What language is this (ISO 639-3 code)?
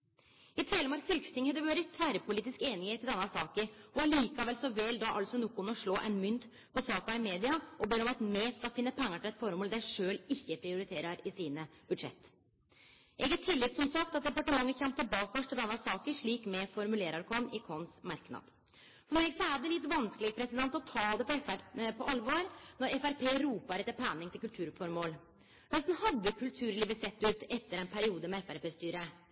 nno